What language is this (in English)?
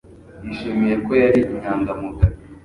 Kinyarwanda